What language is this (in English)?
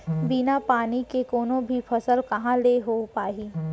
Chhattisgarhi